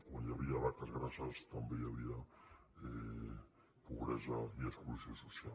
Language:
Catalan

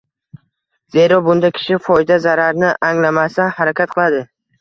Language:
Uzbek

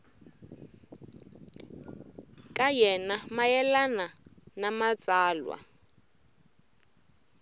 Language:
Tsonga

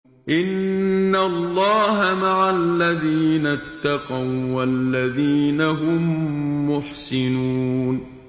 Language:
Arabic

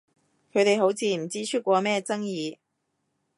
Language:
Cantonese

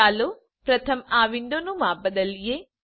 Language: Gujarati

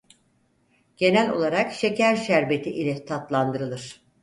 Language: Turkish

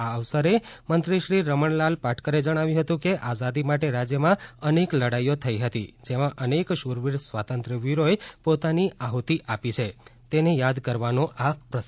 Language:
Gujarati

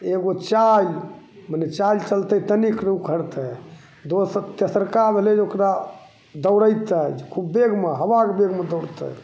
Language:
Maithili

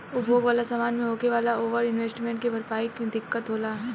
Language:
Bhojpuri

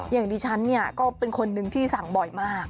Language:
Thai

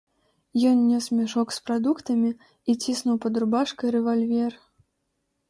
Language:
Belarusian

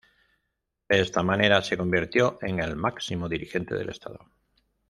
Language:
Spanish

